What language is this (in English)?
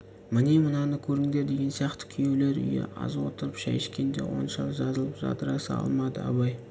Kazakh